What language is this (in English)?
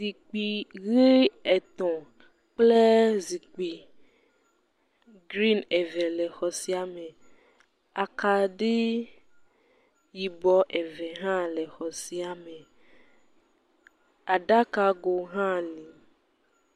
Ewe